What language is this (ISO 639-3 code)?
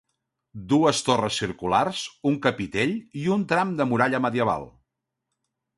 cat